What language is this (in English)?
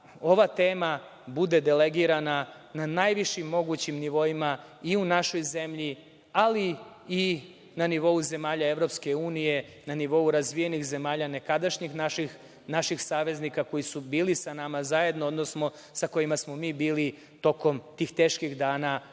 Serbian